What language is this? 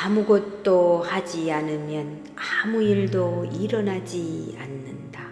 Korean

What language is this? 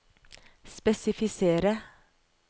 Norwegian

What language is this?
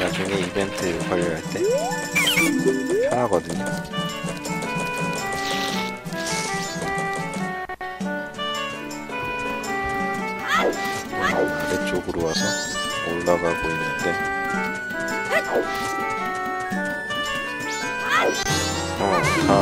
Korean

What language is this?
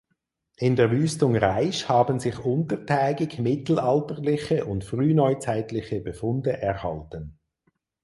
German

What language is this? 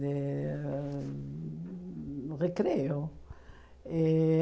Portuguese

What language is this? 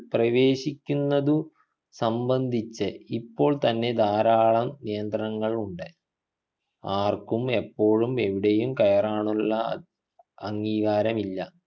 Malayalam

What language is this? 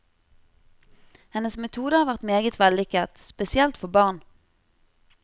Norwegian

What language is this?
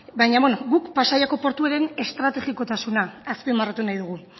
Basque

